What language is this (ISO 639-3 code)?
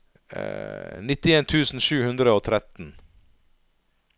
nor